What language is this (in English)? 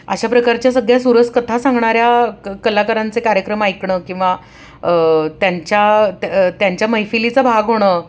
Marathi